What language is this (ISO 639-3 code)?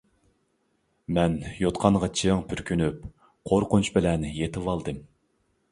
uig